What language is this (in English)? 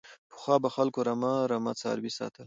Pashto